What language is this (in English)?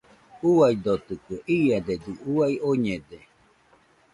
Nüpode Huitoto